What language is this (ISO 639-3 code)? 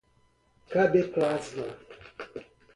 por